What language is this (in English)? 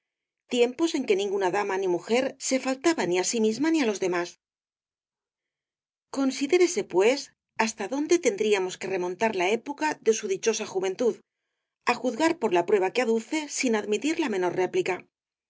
Spanish